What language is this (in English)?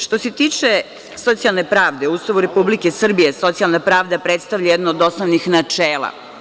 Serbian